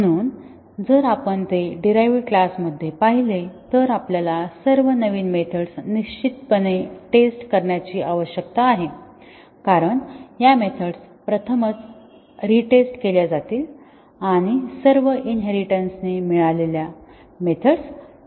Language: Marathi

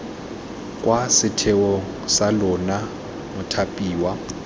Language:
Tswana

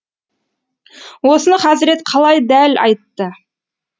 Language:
Kazakh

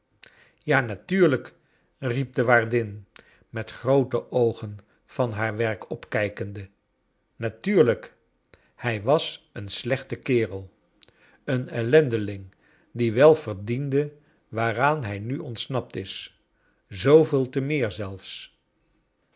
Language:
Dutch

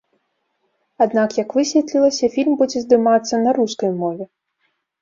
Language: Belarusian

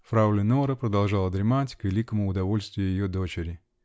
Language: Russian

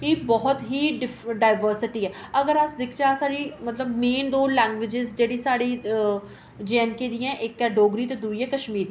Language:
Dogri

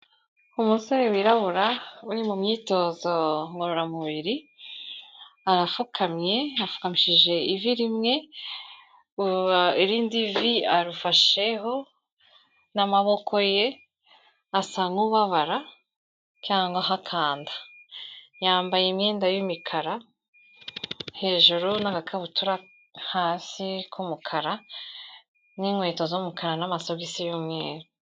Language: Kinyarwanda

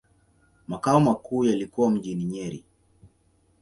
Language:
Swahili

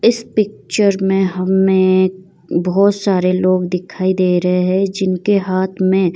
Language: Hindi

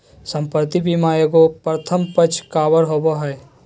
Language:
Magahi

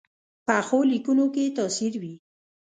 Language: Pashto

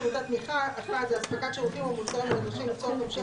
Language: Hebrew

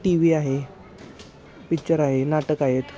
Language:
Marathi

